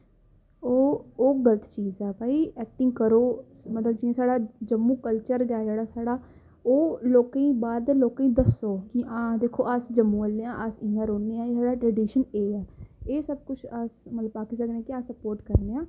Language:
Dogri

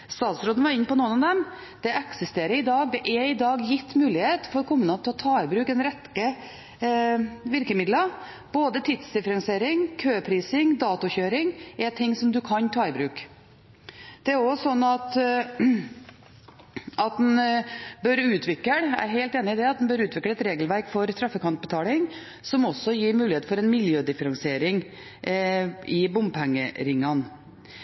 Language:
Norwegian Bokmål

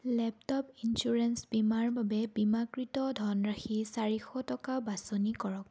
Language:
Assamese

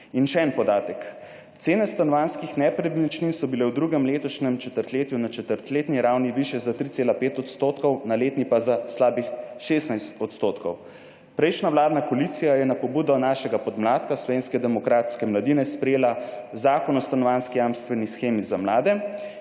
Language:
Slovenian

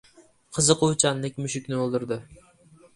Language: Uzbek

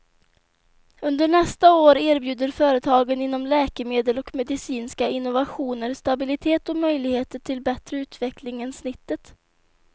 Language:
Swedish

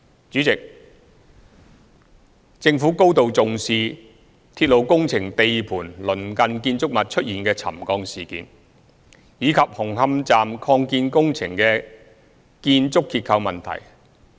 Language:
Cantonese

